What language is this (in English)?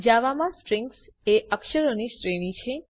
Gujarati